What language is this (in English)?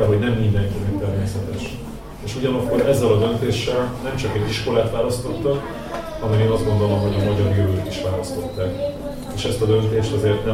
Hungarian